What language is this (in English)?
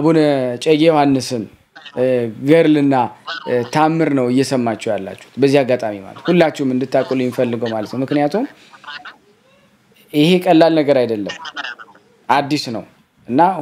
Arabic